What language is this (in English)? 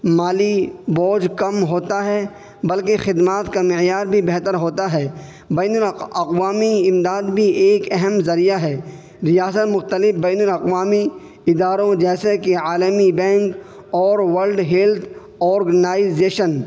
Urdu